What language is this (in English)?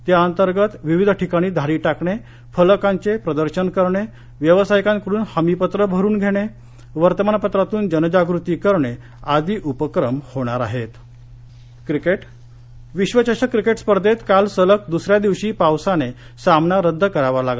Marathi